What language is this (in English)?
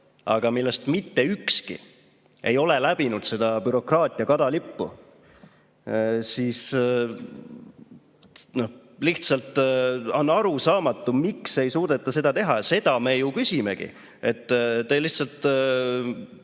Estonian